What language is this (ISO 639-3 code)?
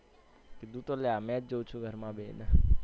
guj